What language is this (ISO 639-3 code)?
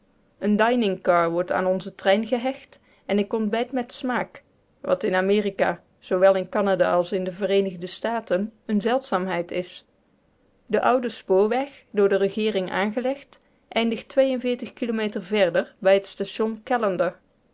nld